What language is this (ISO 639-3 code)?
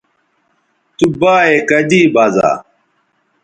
btv